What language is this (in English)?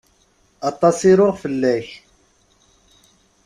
Kabyle